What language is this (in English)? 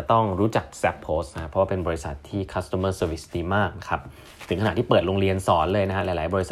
Thai